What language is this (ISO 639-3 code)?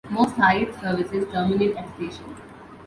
eng